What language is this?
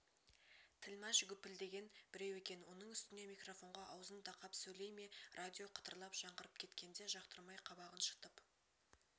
Kazakh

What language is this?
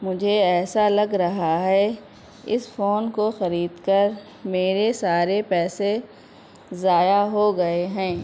Urdu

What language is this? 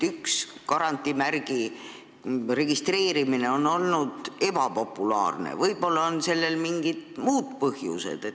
Estonian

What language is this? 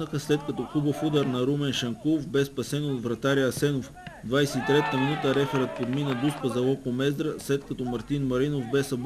Bulgarian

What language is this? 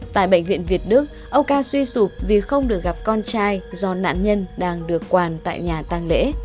Vietnamese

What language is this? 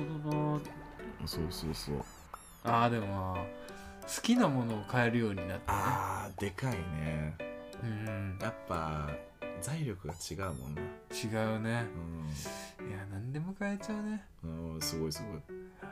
Japanese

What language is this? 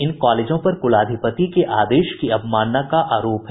Hindi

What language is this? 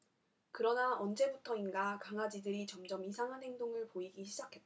Korean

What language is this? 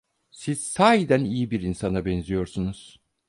Turkish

